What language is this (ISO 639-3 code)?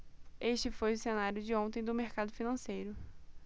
por